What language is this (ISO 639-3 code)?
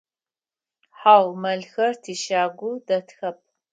ady